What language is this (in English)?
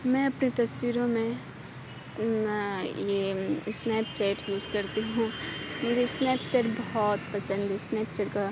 Urdu